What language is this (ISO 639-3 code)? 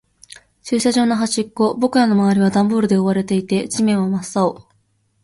jpn